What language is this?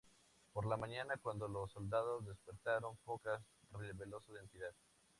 Spanish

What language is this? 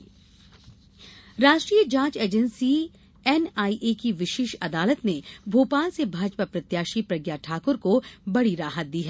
Hindi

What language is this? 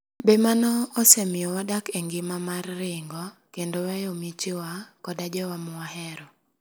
Luo (Kenya and Tanzania)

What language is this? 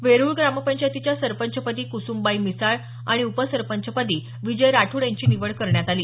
Marathi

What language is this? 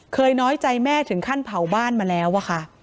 Thai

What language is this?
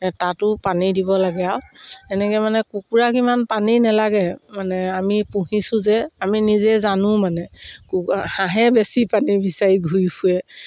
Assamese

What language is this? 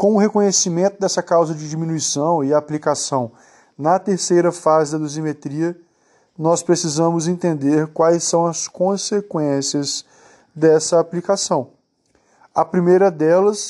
Portuguese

